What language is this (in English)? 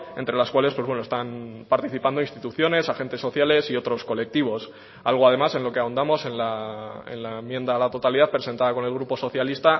Spanish